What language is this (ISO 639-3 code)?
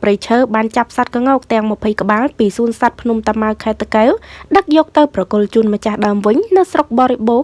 vie